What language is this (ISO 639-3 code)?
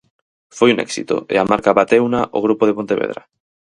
glg